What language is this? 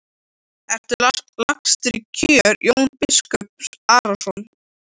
Icelandic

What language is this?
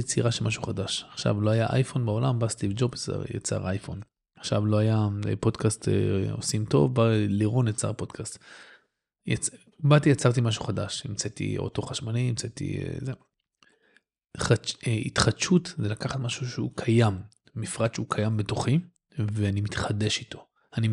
Hebrew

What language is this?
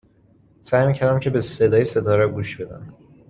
Persian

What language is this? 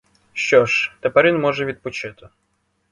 Ukrainian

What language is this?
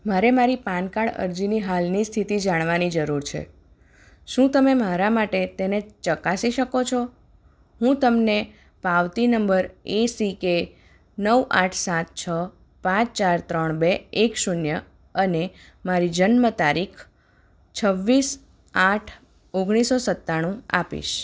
Gujarati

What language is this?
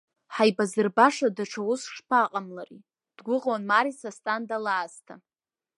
Abkhazian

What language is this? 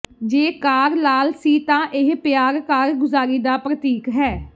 Punjabi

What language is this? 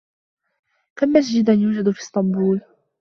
Arabic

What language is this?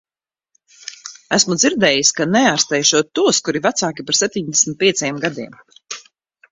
Latvian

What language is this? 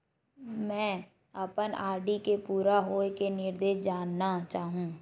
Chhattisgarhi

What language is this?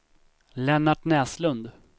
Swedish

